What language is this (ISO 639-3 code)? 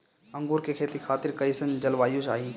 bho